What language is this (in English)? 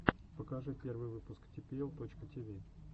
Russian